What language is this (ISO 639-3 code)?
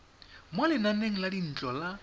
tsn